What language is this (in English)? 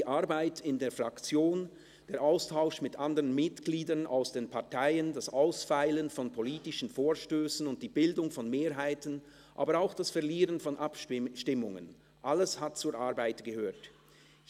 Swiss German